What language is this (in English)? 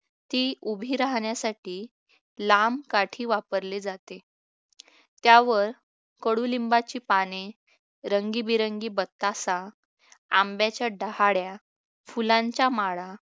Marathi